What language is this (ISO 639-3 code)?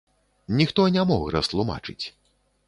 bel